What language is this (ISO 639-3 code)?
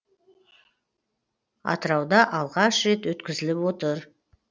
kaz